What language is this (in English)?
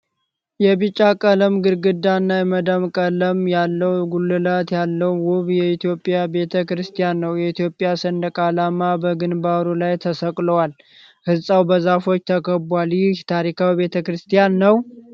Amharic